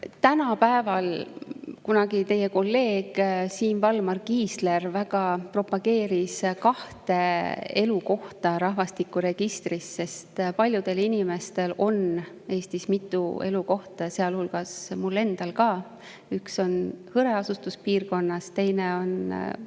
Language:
Estonian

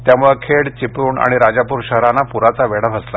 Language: Marathi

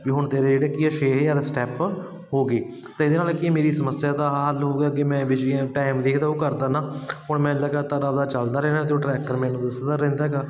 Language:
Punjabi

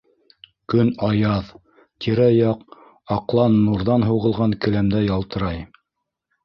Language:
Bashkir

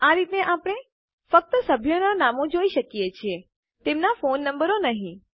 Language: Gujarati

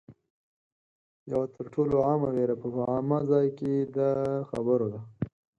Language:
Pashto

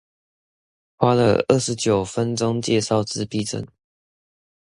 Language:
Chinese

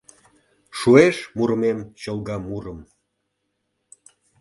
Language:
Mari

